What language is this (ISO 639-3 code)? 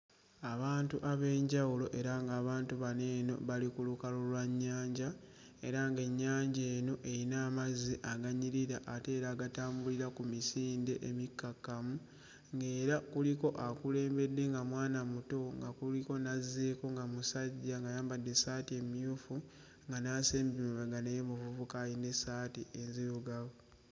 lug